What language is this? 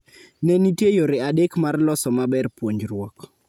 Luo (Kenya and Tanzania)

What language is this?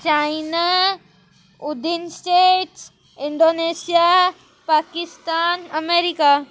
Sindhi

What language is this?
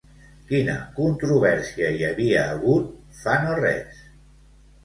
Catalan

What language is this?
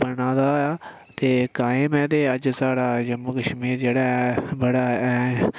Dogri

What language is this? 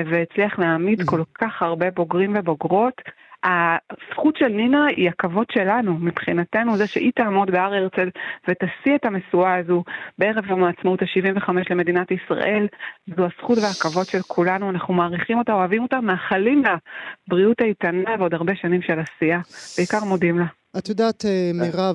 Hebrew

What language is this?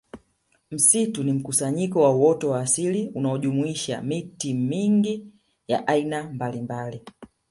Swahili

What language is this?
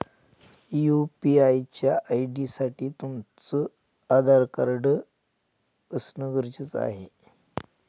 Marathi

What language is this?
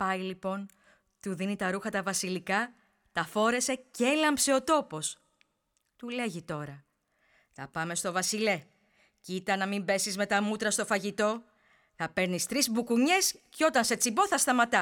Greek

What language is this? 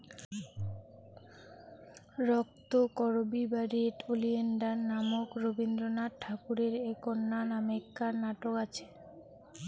Bangla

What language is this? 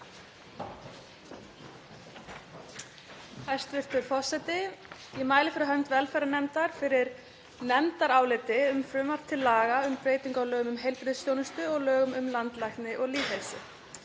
Icelandic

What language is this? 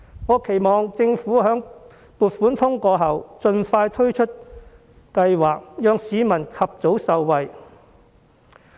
Cantonese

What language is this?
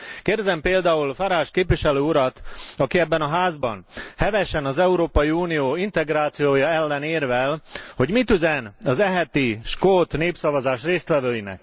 Hungarian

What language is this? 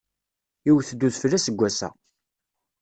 Kabyle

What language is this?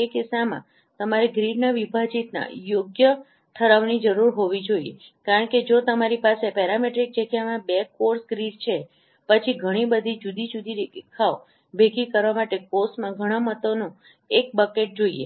Gujarati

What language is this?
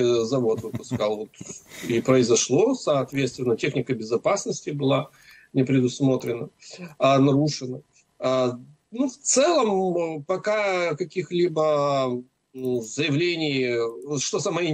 Russian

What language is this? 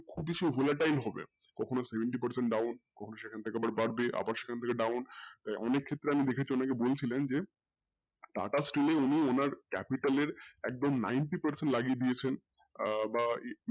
Bangla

